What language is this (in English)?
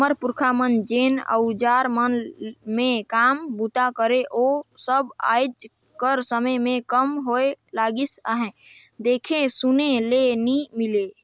Chhattisgarhi